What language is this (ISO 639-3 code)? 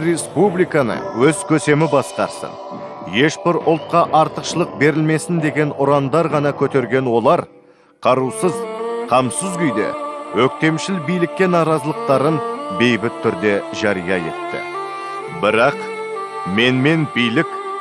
kaz